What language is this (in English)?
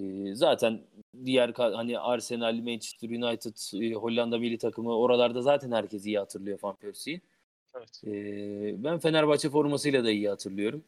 Turkish